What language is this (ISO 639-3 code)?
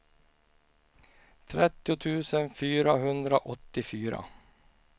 swe